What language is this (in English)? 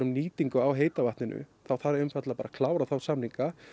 Icelandic